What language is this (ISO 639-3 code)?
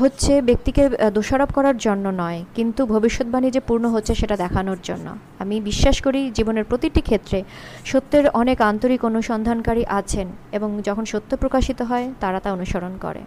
ben